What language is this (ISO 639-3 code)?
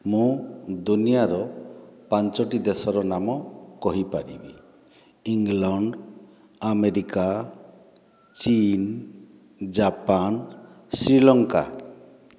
ori